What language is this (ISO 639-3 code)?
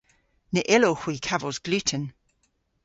cor